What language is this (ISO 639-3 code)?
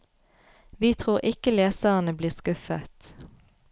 nor